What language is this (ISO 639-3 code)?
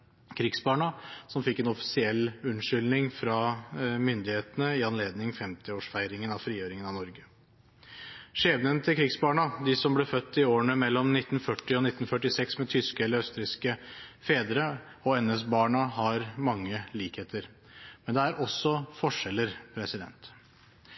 nob